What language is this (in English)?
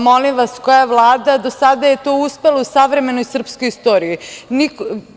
Serbian